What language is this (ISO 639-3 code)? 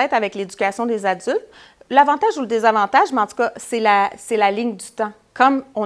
fra